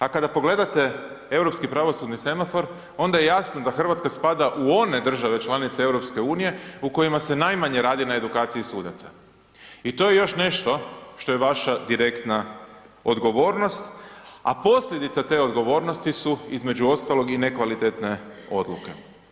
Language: Croatian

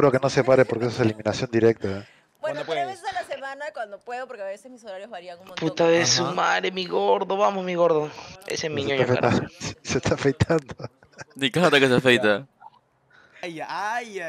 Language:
Spanish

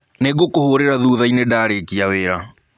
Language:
Kikuyu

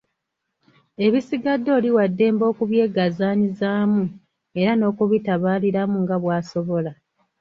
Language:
Ganda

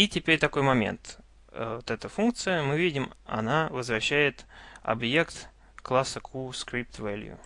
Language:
Russian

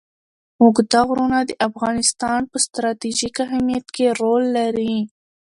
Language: Pashto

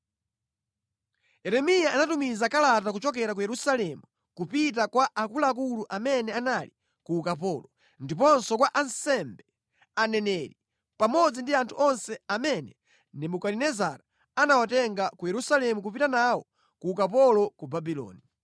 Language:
Nyanja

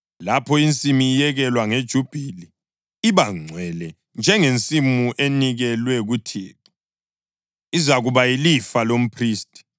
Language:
North Ndebele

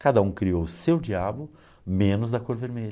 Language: Portuguese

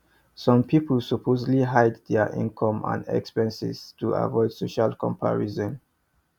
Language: Nigerian Pidgin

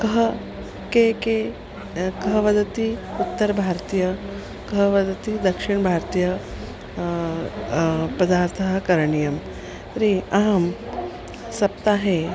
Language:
Sanskrit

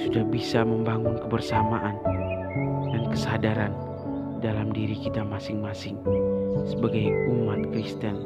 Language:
Indonesian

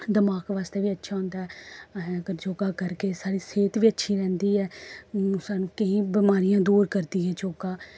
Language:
Dogri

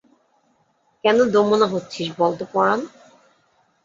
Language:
Bangla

